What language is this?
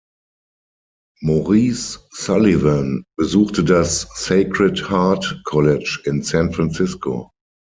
German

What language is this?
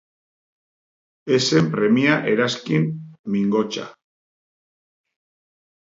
Basque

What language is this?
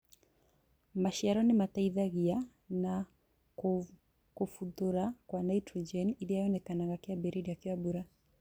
Kikuyu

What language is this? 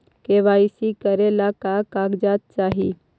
Magahi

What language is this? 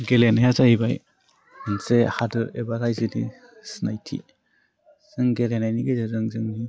Bodo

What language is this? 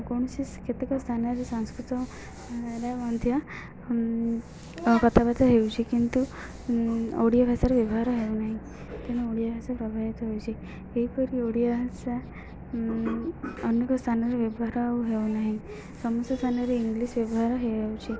Odia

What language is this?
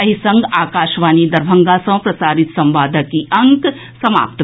Maithili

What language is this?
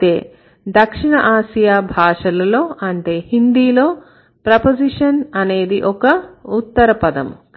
Telugu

